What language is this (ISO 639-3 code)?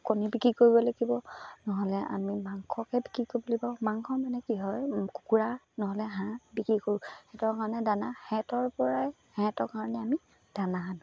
asm